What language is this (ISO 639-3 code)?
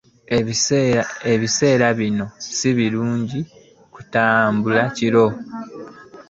lug